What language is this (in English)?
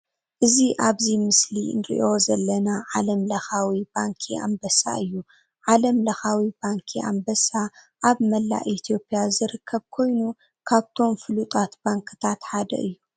Tigrinya